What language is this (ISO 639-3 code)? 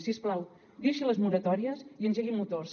cat